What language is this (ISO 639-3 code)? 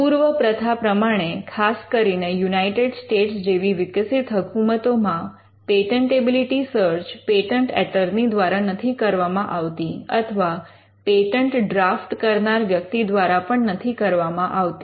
guj